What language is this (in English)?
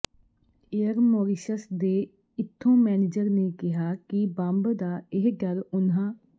Punjabi